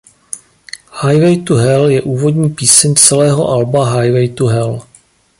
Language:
Czech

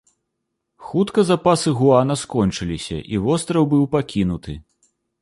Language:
Belarusian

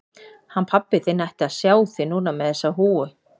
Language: Icelandic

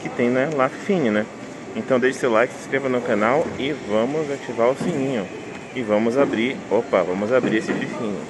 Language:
Portuguese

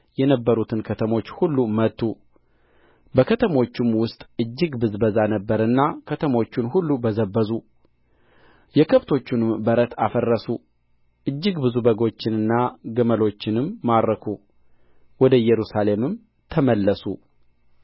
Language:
Amharic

